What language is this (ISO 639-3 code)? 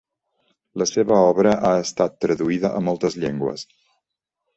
cat